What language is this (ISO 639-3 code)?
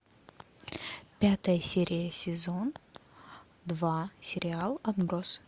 rus